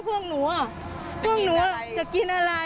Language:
Thai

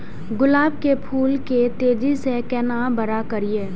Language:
Maithili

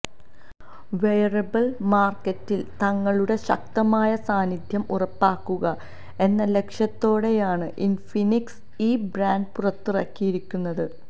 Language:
Malayalam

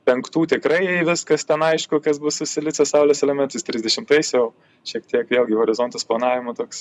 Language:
Lithuanian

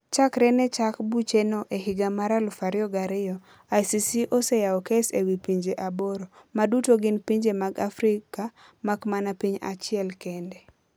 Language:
Luo (Kenya and Tanzania)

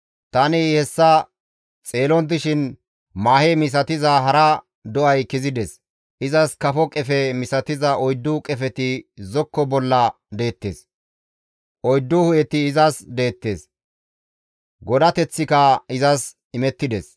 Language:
Gamo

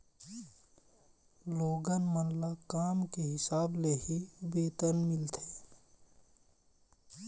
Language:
Chhattisgarhi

